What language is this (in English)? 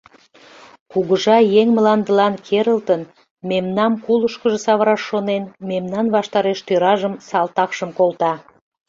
Mari